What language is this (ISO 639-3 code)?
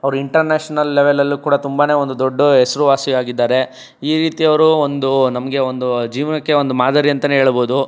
kan